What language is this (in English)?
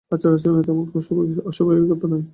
Bangla